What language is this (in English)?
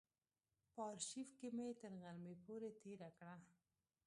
Pashto